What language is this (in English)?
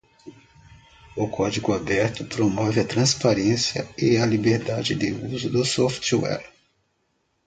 Portuguese